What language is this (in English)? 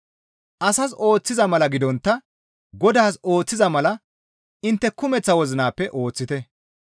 Gamo